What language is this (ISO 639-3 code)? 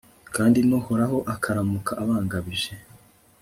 kin